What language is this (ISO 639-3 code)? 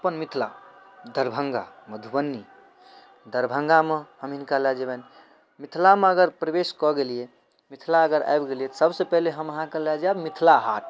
mai